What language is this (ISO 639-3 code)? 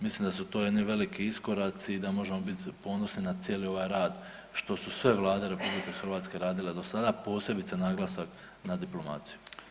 hrv